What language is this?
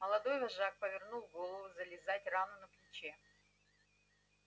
Russian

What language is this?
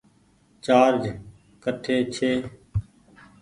Goaria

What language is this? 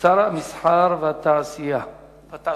Hebrew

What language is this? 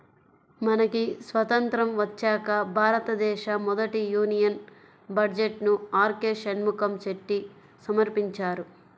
Telugu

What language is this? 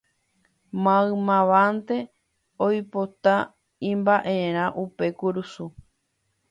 Guarani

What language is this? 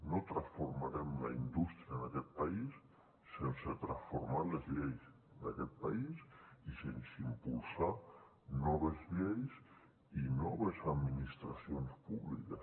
Catalan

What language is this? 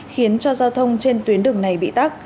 Vietnamese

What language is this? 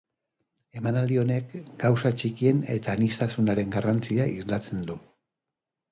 Basque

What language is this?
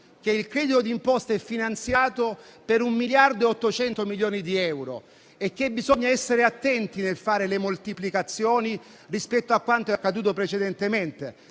Italian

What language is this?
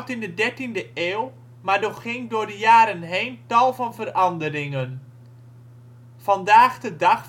Dutch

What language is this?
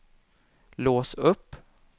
Swedish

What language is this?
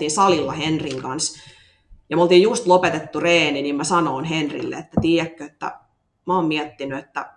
Finnish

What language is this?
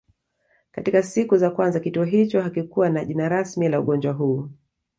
Swahili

